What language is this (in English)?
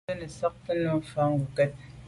Medumba